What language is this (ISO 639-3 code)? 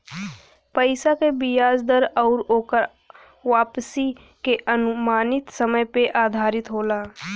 bho